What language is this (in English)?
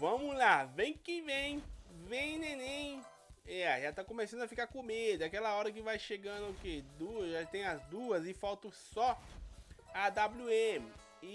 Portuguese